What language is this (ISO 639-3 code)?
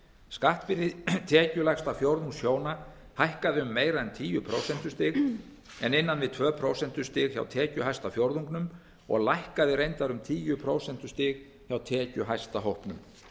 isl